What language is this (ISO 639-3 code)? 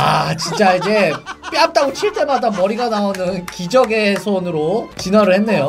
kor